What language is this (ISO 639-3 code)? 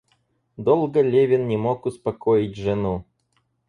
rus